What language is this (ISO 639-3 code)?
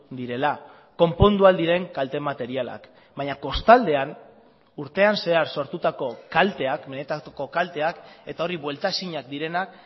eus